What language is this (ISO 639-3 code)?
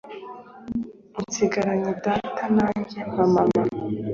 kin